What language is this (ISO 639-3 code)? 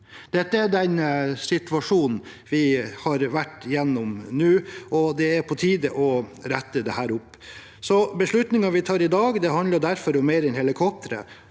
nor